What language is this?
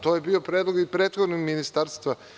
Serbian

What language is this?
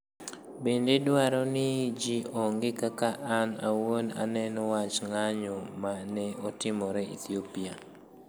Luo (Kenya and Tanzania)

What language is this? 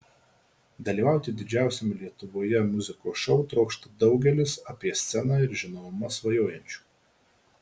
Lithuanian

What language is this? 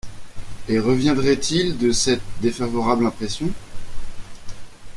French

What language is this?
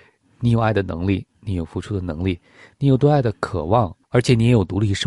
Chinese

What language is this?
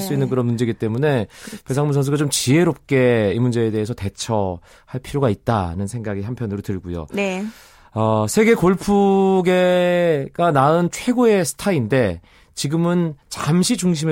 Korean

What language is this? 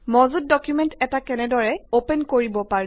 Assamese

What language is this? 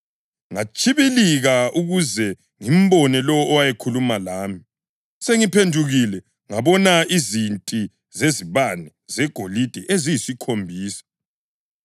North Ndebele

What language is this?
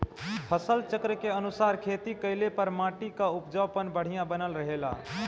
Bhojpuri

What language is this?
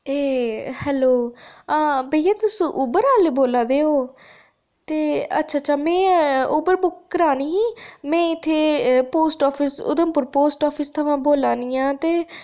Dogri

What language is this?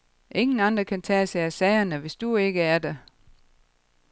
Danish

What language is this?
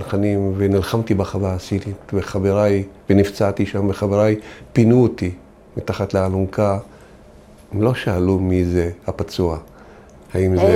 Hebrew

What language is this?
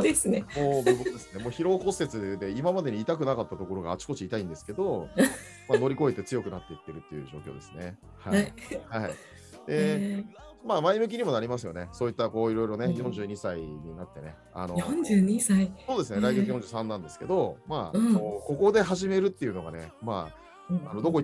Japanese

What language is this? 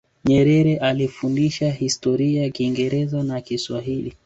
Swahili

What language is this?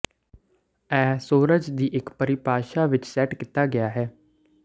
Punjabi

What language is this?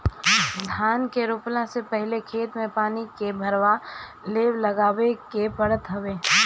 Bhojpuri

